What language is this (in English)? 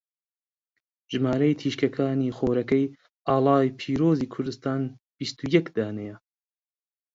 Central Kurdish